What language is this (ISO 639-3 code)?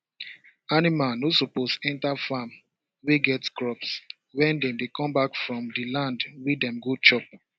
pcm